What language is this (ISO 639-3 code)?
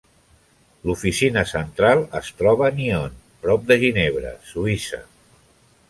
cat